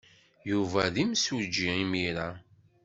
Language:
Kabyle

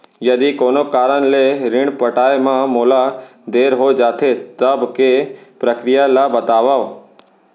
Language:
Chhattisgarhi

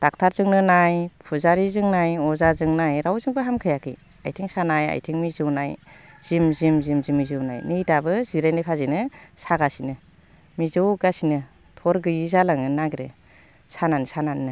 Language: Bodo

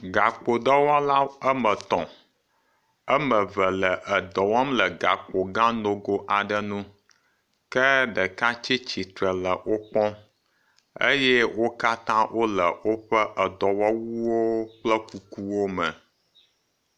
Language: Ewe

